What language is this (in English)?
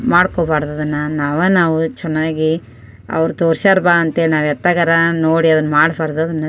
Kannada